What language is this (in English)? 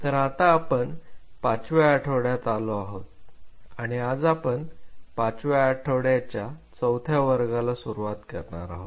Marathi